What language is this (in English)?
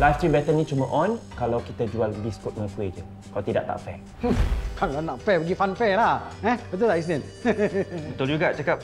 Malay